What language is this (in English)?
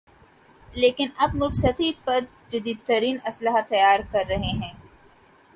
Urdu